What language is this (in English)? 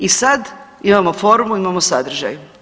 Croatian